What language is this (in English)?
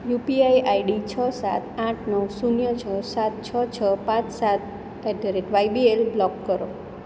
Gujarati